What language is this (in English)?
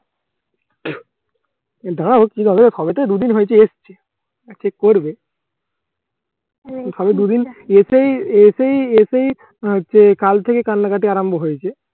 Bangla